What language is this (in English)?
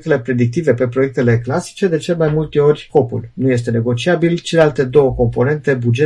Romanian